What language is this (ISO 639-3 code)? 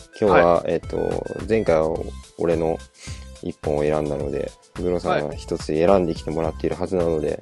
jpn